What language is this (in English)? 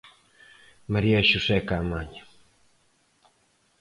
Galician